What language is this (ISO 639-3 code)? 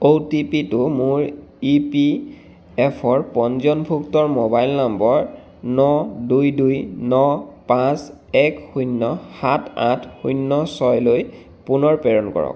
asm